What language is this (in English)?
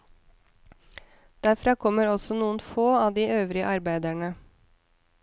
Norwegian